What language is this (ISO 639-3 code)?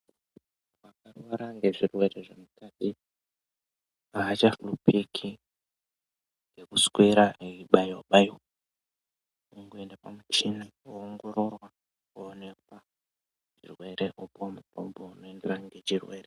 ndc